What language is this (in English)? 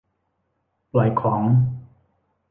Thai